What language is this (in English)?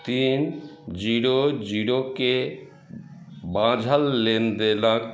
Maithili